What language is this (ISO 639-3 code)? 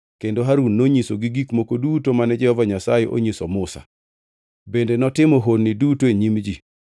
luo